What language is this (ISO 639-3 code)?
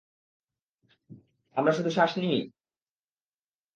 ben